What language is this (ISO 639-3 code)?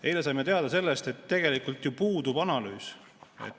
est